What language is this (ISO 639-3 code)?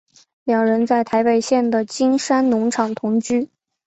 zho